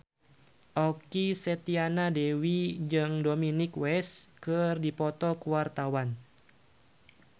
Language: Sundanese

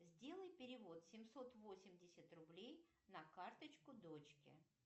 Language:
Russian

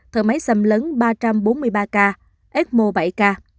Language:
Vietnamese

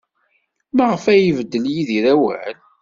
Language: Kabyle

